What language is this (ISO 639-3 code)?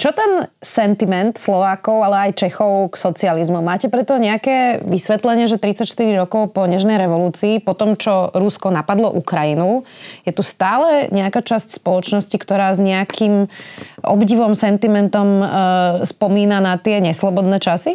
slk